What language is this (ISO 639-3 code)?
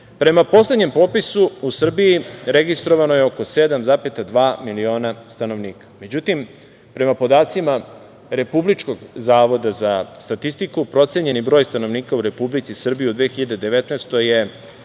srp